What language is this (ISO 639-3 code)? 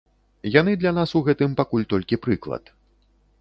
bel